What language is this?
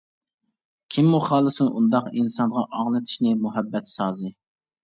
Uyghur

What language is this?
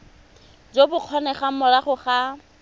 Tswana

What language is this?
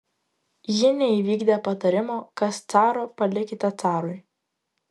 Lithuanian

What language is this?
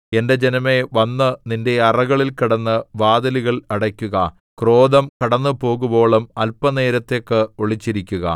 Malayalam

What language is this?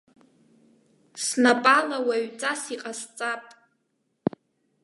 Abkhazian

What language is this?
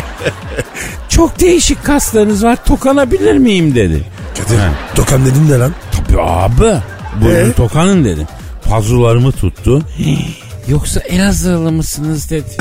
Turkish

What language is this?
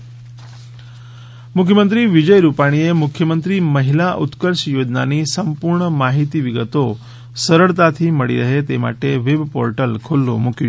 Gujarati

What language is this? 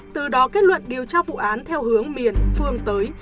Vietnamese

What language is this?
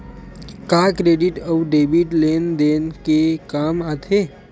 Chhattisgarhi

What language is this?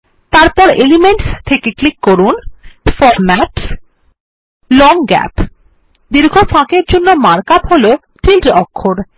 Bangla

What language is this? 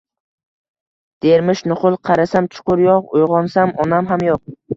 Uzbek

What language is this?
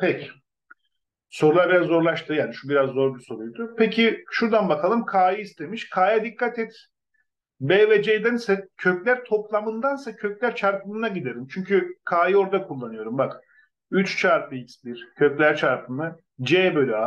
Turkish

